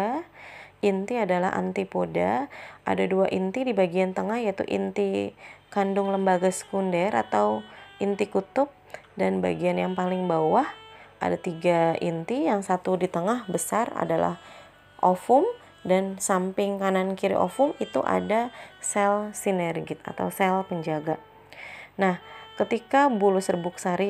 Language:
Indonesian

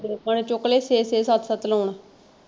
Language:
Punjabi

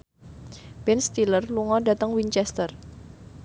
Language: Javanese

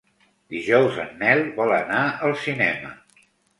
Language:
Catalan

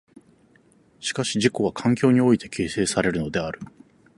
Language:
Japanese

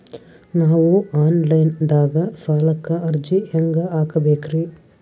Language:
Kannada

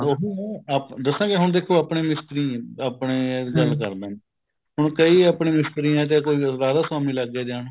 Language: Punjabi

